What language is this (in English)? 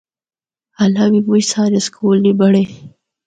Northern Hindko